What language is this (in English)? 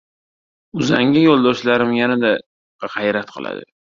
Uzbek